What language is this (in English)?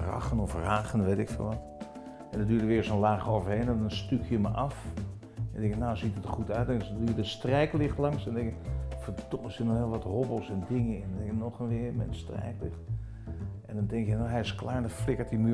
Dutch